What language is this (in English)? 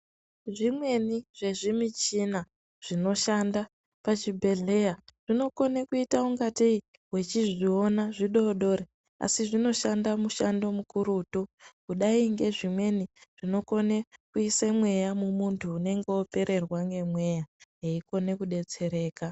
Ndau